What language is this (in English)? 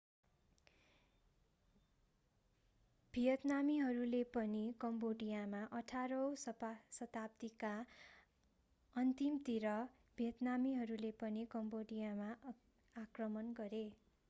Nepali